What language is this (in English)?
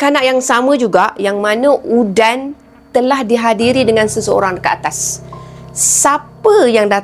Malay